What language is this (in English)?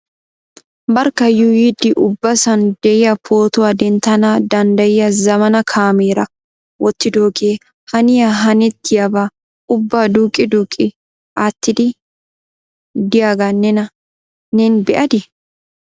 Wolaytta